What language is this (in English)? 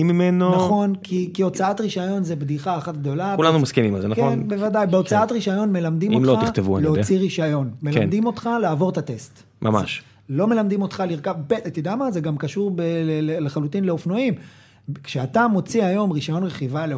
Hebrew